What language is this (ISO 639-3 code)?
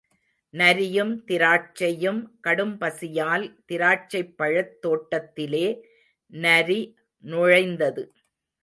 tam